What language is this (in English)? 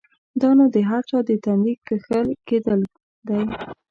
Pashto